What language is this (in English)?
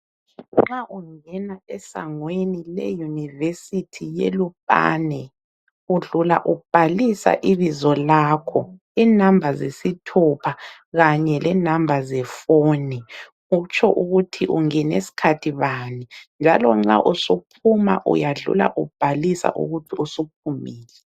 North Ndebele